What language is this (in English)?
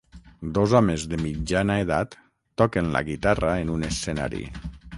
Catalan